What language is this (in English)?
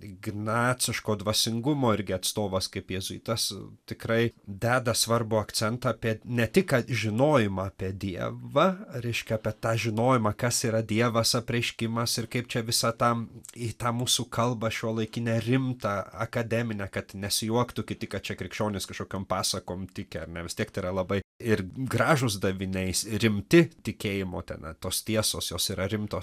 Lithuanian